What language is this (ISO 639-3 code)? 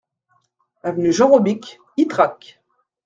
fra